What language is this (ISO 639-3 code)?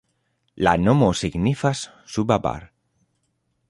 epo